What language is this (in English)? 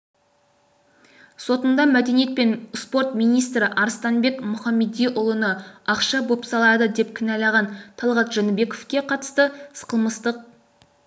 Kazakh